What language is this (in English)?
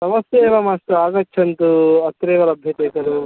Sanskrit